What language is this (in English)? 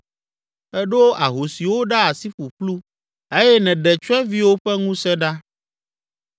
Ewe